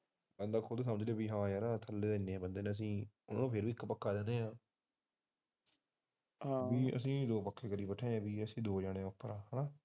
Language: Punjabi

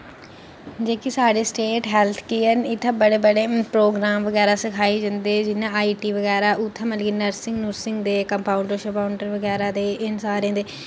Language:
Dogri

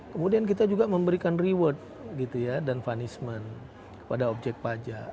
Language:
Indonesian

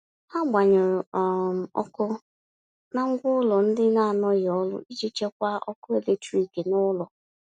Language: Igbo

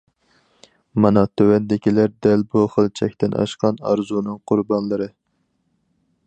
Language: Uyghur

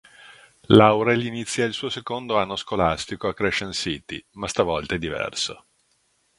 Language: Italian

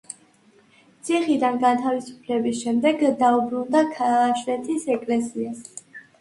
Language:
Georgian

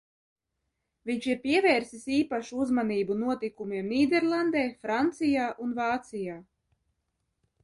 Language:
Latvian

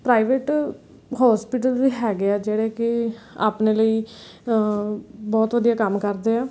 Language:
Punjabi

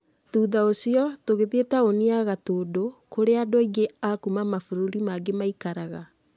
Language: Kikuyu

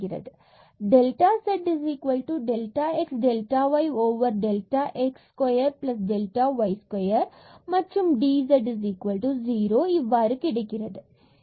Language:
Tamil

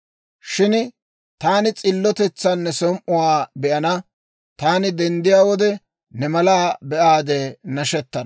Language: Dawro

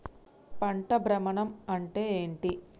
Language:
Telugu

